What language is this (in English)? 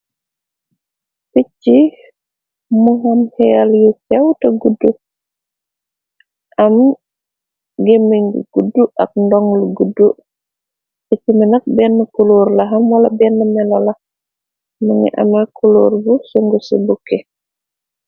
Wolof